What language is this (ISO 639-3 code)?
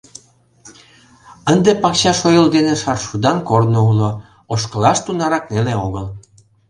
chm